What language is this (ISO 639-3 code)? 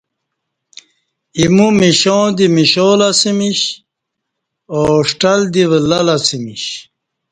bsh